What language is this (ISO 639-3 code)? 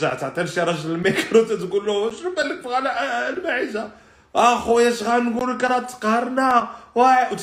ara